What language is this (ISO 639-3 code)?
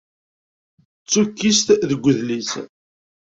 kab